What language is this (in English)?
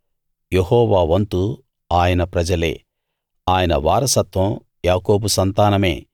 Telugu